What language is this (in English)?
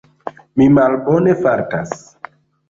Esperanto